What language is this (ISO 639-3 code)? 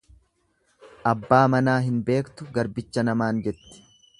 orm